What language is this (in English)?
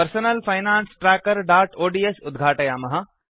Sanskrit